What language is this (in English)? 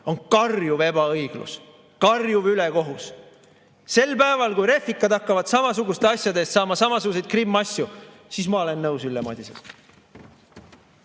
Estonian